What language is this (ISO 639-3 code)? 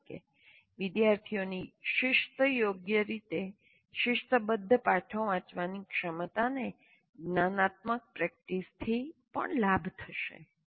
guj